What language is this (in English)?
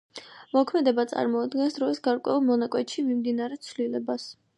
Georgian